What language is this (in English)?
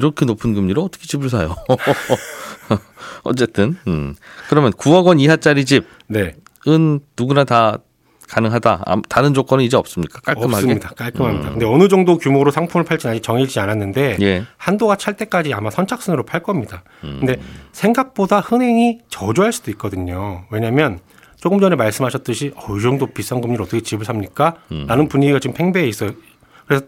Korean